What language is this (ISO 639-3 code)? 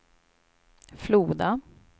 swe